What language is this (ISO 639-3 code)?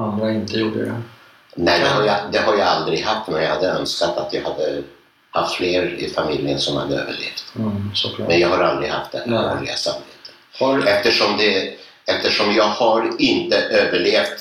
swe